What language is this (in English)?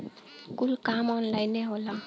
Bhojpuri